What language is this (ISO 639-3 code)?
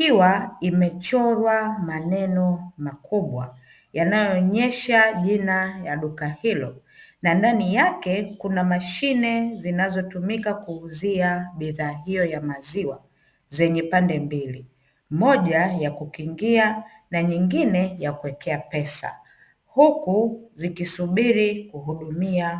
swa